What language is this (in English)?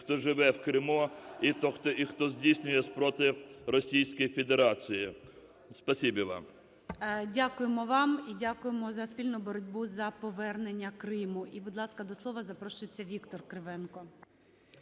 Ukrainian